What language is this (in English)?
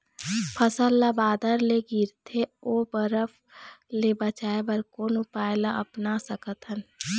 Chhattisgarhi